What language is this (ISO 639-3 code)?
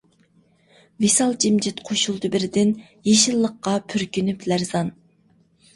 uig